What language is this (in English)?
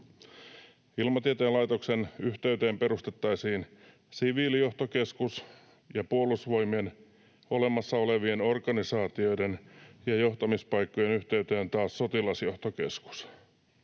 Finnish